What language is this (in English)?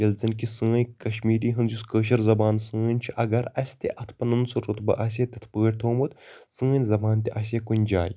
Kashmiri